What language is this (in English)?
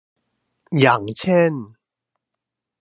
Thai